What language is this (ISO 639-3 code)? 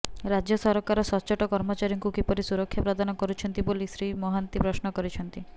ori